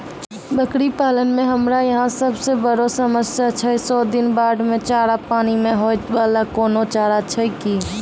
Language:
Maithili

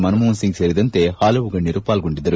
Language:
Kannada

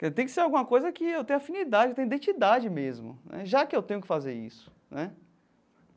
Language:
Portuguese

